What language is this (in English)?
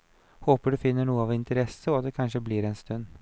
Norwegian